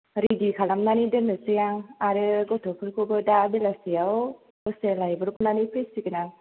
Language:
Bodo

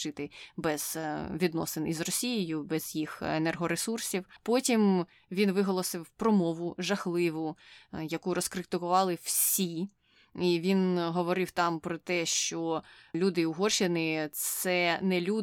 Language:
Ukrainian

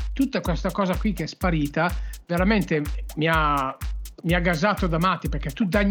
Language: Italian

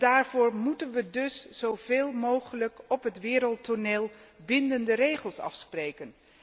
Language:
Dutch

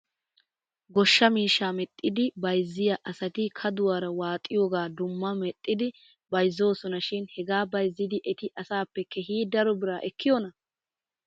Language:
Wolaytta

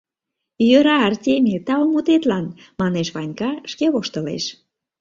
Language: Mari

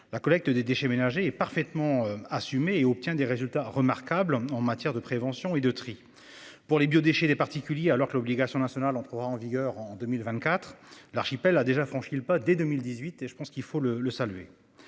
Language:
French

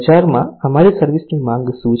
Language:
Gujarati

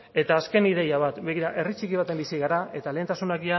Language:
Basque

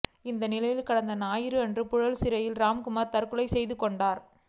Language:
Tamil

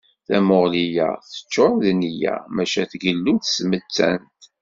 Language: Kabyle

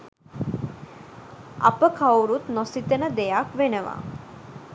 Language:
Sinhala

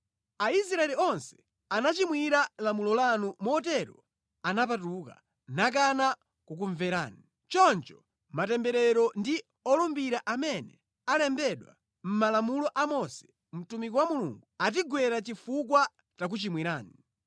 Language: Nyanja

